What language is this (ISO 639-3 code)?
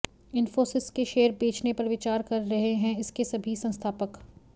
hin